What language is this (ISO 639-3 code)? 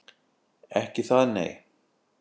isl